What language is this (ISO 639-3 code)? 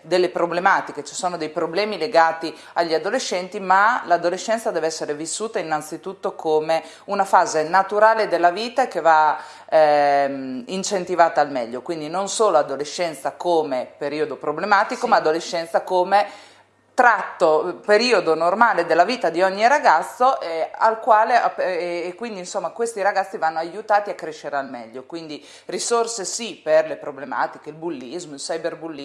ita